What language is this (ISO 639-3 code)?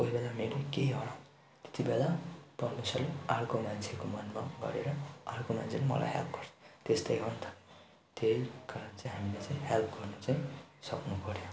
nep